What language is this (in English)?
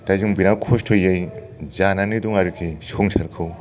Bodo